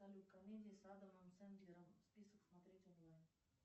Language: Russian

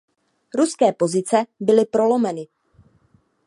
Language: Czech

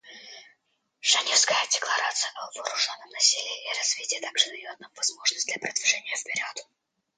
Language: Russian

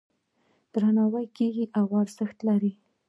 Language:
Pashto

